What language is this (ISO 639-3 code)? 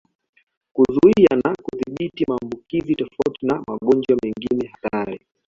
swa